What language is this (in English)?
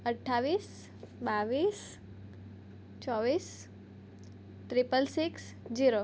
Gujarati